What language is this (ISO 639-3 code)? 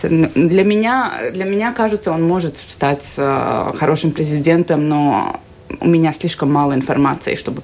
rus